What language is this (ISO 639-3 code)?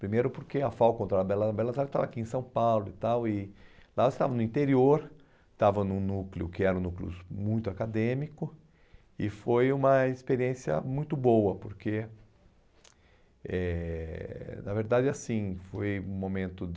por